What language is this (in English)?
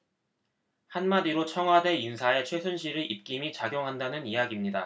Korean